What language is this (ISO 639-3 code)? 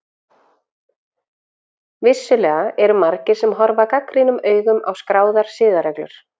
isl